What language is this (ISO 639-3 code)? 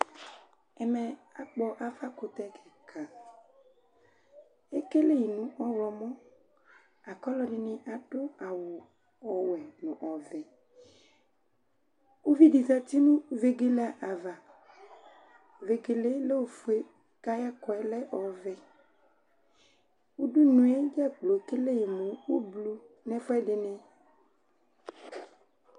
kpo